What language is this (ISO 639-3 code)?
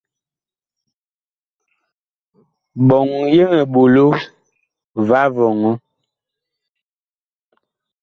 bkh